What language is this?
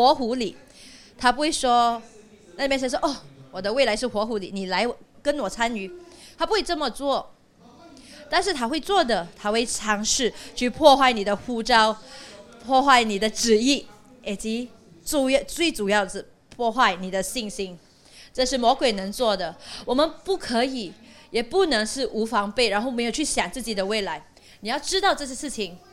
Chinese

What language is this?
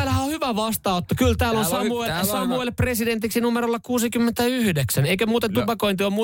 Finnish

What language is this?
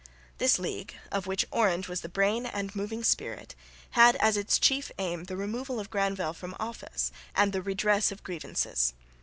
English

